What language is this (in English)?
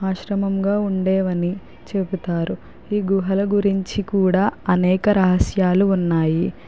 Telugu